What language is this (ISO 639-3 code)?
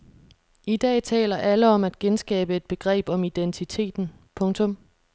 dan